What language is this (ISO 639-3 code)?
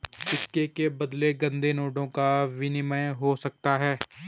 hin